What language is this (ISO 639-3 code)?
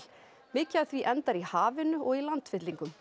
isl